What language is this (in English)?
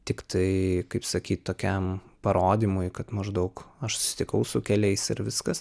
Lithuanian